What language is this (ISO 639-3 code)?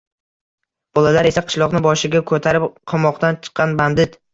uzb